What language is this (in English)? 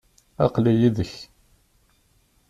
Kabyle